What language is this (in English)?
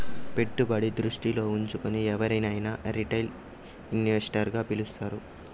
Telugu